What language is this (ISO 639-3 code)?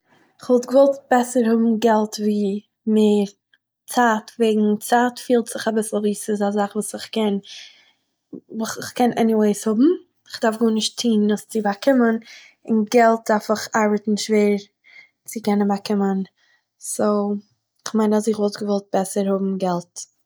yid